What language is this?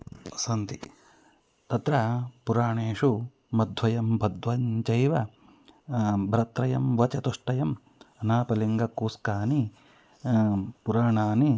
Sanskrit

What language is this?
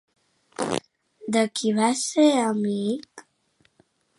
Catalan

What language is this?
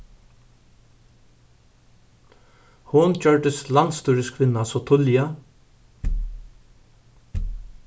Faroese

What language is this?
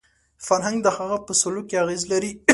Pashto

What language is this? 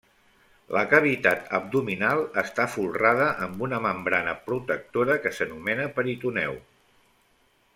Catalan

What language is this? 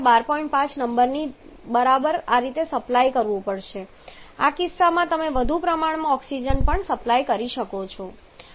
Gujarati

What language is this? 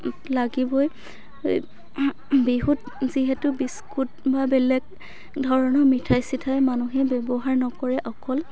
Assamese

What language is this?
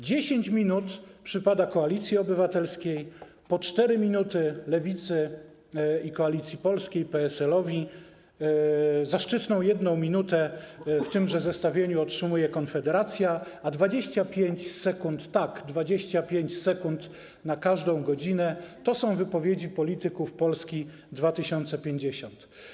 Polish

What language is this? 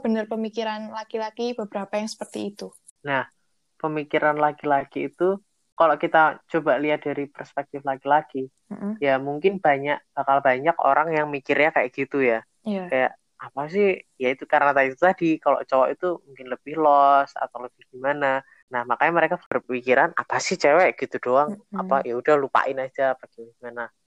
Indonesian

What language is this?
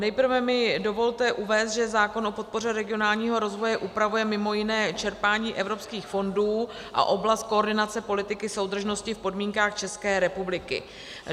Czech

